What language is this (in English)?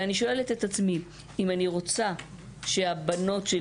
Hebrew